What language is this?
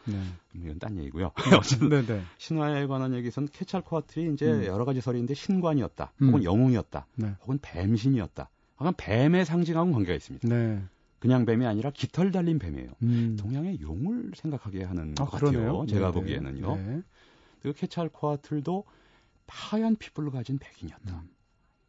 Korean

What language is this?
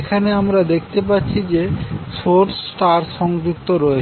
Bangla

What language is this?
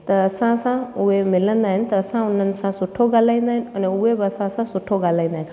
Sindhi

